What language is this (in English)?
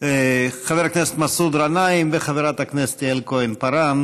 Hebrew